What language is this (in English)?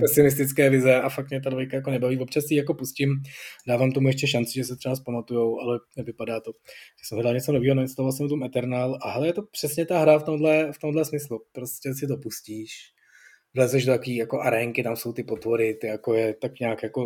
Czech